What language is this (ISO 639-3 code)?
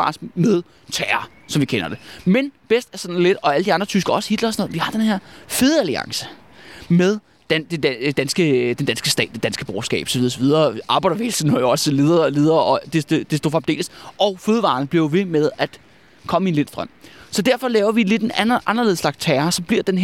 dan